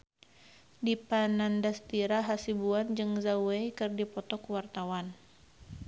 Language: Sundanese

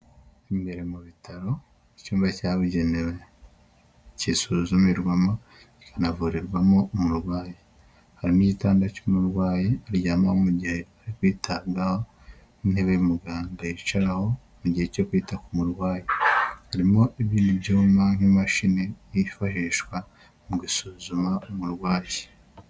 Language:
Kinyarwanda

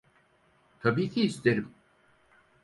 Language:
Turkish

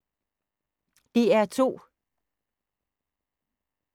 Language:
Danish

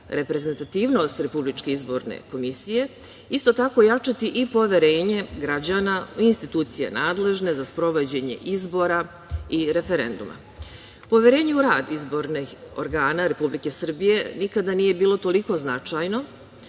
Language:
Serbian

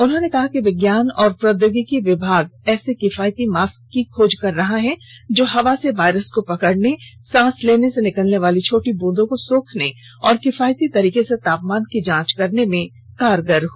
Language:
Hindi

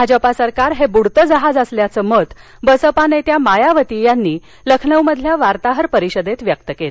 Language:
Marathi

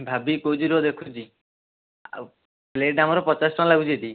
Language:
Odia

